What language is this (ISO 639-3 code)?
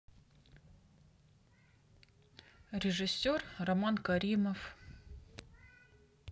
rus